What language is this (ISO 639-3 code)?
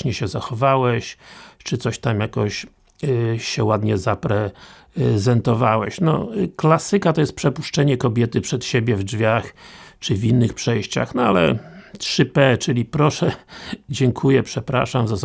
pol